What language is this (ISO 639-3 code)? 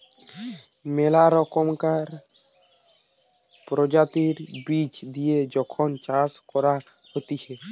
ben